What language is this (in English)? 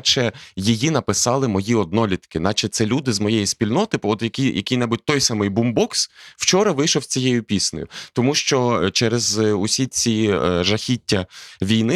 Ukrainian